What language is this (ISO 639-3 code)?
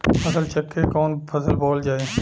bho